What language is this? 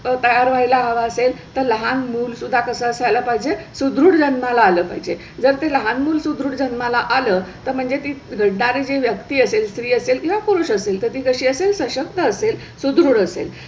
Marathi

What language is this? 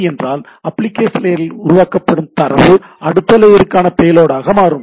Tamil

